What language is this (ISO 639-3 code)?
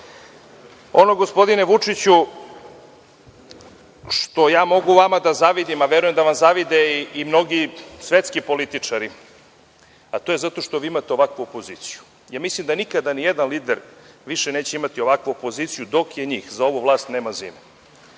srp